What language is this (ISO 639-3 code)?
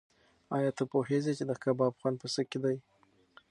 pus